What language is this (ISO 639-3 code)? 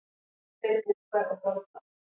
isl